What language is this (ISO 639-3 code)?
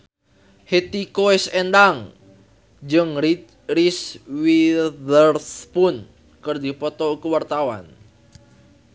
sun